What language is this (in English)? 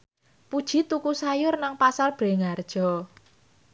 Javanese